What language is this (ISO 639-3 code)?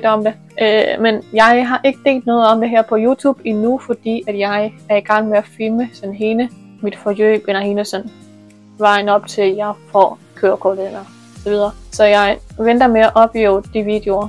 dan